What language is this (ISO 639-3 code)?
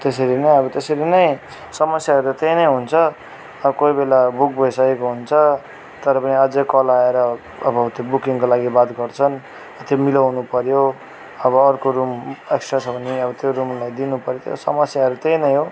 nep